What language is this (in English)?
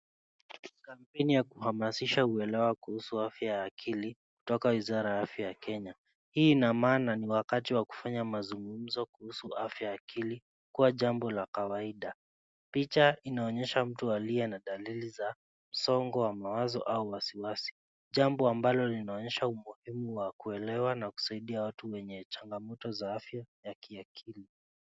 Swahili